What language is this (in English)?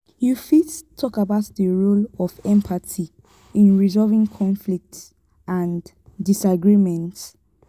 Nigerian Pidgin